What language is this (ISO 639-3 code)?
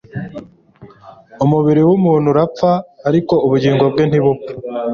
kin